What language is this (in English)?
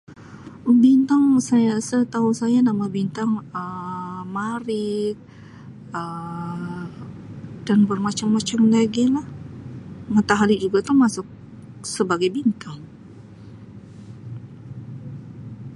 Sabah Malay